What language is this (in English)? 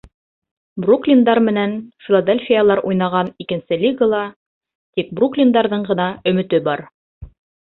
Bashkir